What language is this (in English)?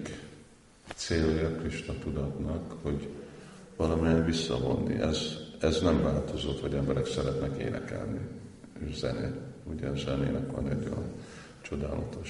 Hungarian